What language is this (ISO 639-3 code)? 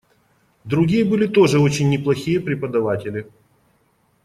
rus